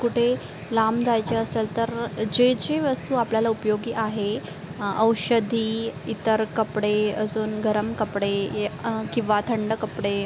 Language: Marathi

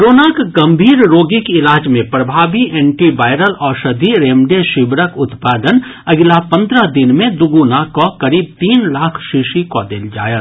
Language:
Maithili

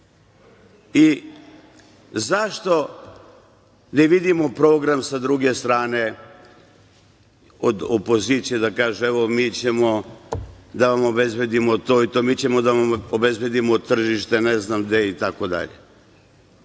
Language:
Serbian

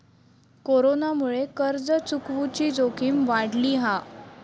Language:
Marathi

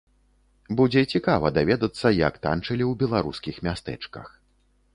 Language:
Belarusian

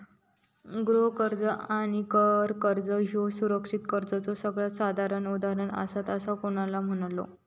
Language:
Marathi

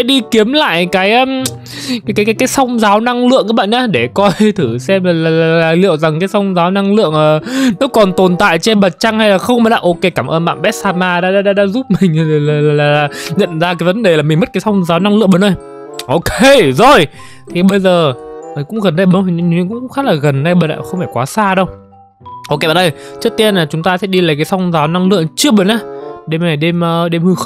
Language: Vietnamese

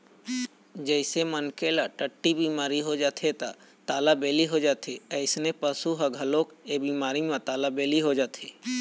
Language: Chhattisgarhi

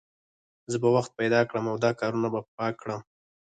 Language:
Pashto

